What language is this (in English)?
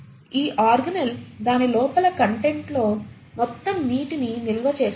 Telugu